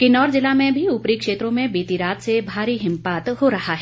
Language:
Hindi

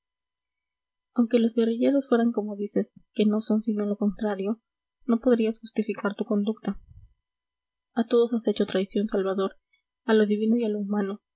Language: Spanish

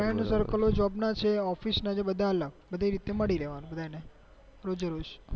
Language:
Gujarati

